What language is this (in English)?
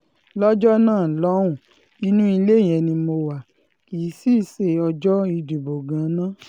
Yoruba